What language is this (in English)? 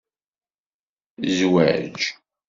Kabyle